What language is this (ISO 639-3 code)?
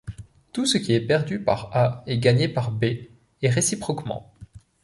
fra